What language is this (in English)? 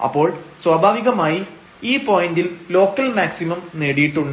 Malayalam